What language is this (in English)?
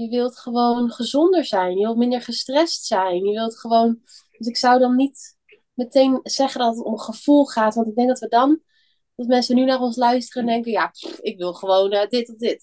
Dutch